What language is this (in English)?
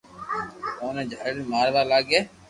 Loarki